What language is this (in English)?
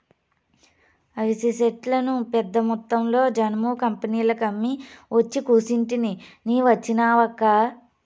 Telugu